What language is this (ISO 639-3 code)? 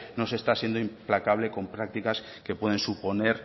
spa